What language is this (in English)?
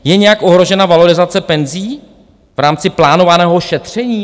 Czech